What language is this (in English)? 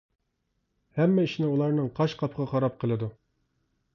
Uyghur